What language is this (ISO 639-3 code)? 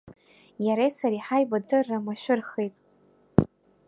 abk